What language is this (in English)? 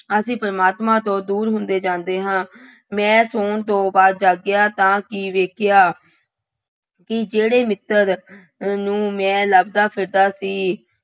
Punjabi